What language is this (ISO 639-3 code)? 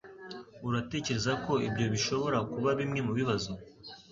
kin